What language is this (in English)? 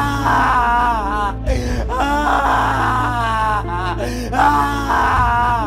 Indonesian